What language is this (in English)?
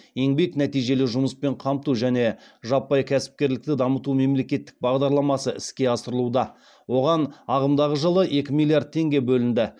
Kazakh